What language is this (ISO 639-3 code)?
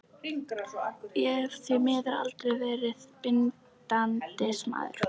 isl